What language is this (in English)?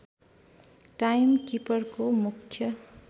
Nepali